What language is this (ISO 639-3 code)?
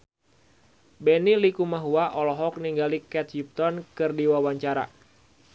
sun